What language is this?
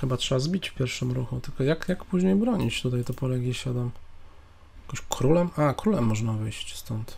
Polish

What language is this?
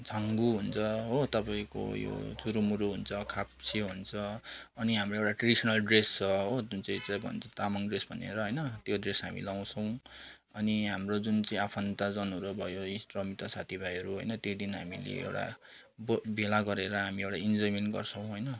Nepali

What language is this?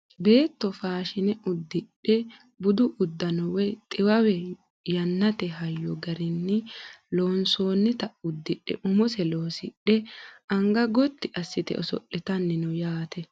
Sidamo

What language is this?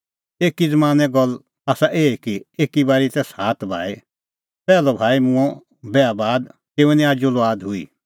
Kullu Pahari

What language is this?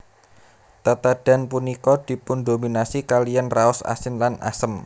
Javanese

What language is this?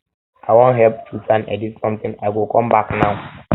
Nigerian Pidgin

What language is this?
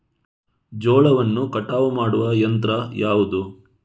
Kannada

